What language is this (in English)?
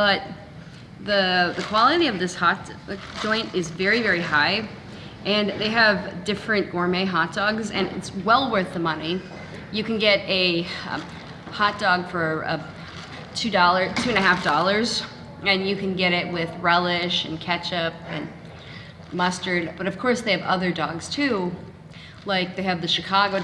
English